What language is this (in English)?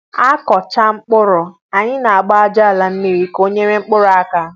Igbo